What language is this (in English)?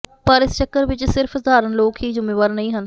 Punjabi